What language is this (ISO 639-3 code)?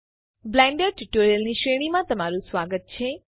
guj